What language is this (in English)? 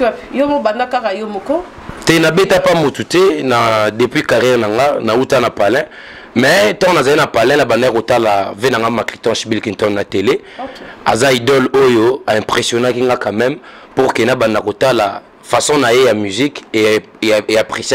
French